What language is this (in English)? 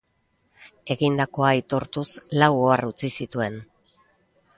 Basque